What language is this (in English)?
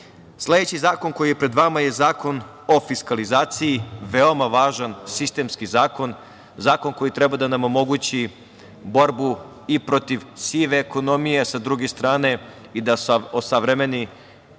Serbian